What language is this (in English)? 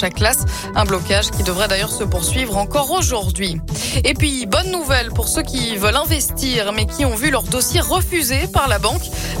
French